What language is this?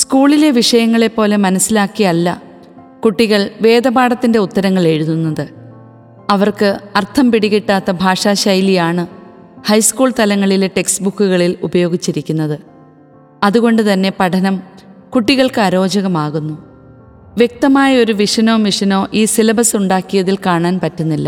Malayalam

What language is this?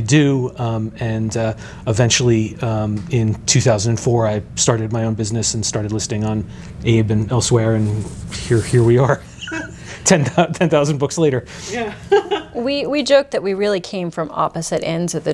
English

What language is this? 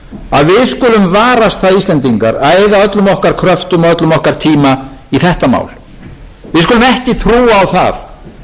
Icelandic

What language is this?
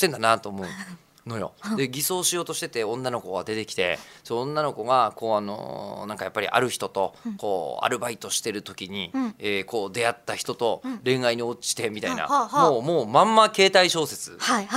Japanese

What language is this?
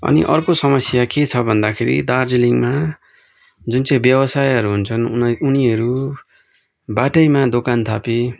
Nepali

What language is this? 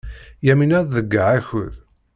Kabyle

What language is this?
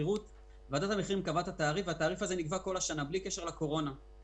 Hebrew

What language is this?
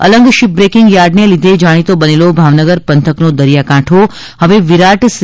Gujarati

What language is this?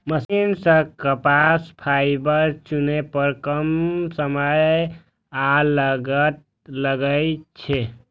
Maithili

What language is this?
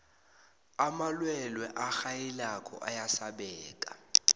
South Ndebele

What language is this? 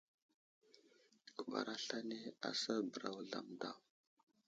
Wuzlam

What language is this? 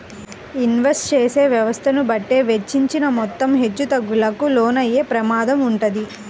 Telugu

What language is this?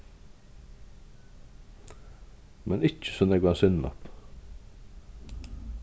Faroese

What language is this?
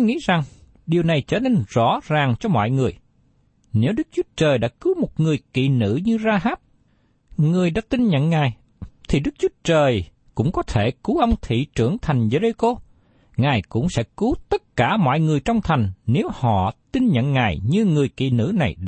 Vietnamese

